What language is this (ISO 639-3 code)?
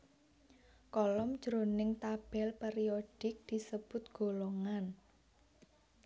jav